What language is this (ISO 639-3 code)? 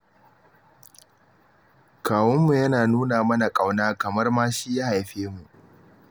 hau